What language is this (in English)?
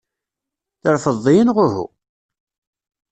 Kabyle